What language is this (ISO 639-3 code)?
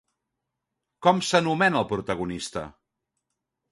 cat